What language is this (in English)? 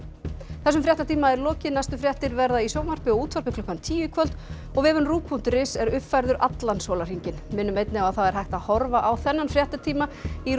Icelandic